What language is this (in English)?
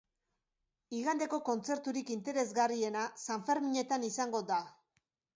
Basque